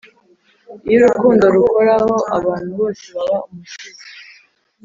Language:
Kinyarwanda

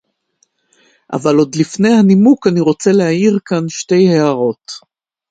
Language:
Hebrew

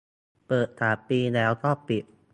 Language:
Thai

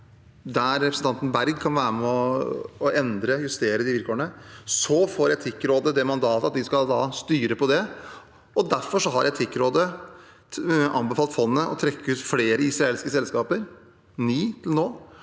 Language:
Norwegian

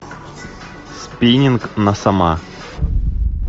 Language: Russian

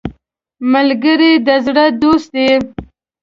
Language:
Pashto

